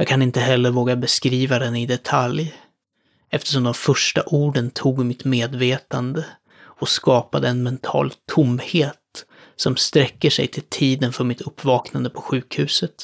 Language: Swedish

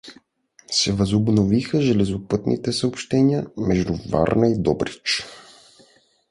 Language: Bulgarian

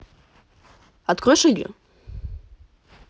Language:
Russian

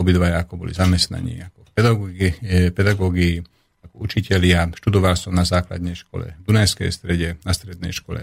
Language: Slovak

